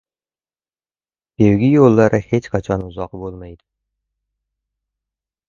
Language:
Uzbek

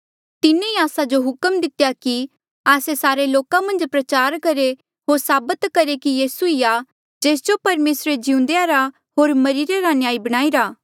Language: Mandeali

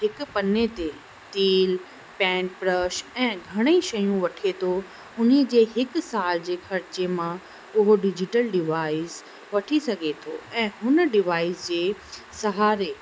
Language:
Sindhi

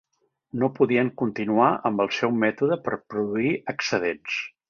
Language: Catalan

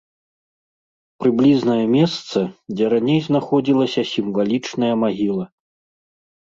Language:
Belarusian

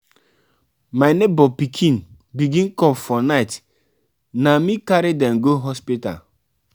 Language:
Nigerian Pidgin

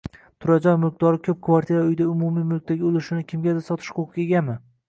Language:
Uzbek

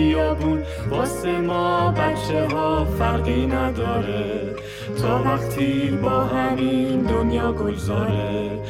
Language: Persian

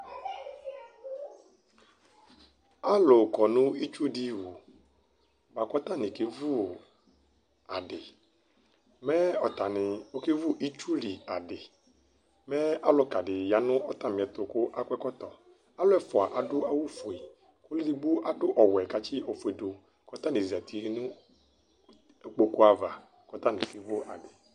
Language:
Ikposo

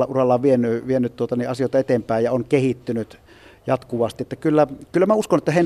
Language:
Finnish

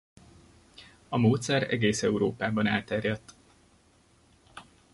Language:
Hungarian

